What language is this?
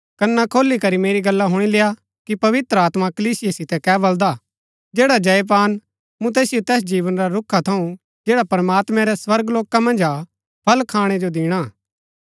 Gaddi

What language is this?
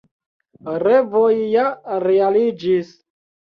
Esperanto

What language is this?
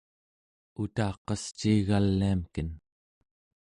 Central Yupik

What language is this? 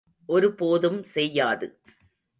Tamil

